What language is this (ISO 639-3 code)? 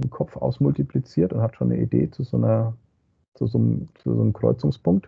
deu